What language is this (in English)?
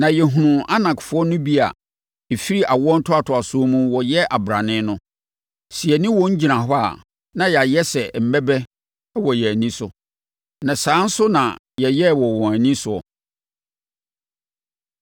Akan